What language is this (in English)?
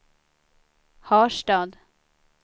Swedish